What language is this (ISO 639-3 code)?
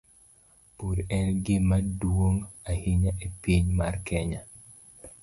luo